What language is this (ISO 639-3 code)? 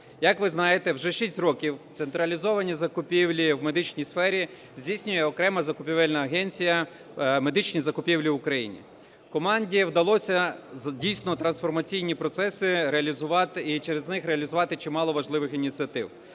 ukr